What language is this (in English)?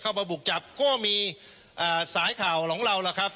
Thai